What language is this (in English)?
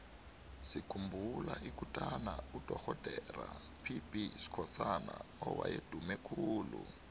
South Ndebele